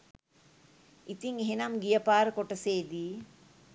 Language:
Sinhala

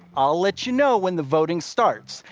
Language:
English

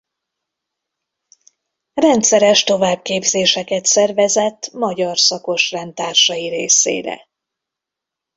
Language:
Hungarian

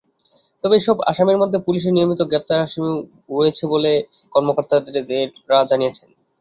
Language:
Bangla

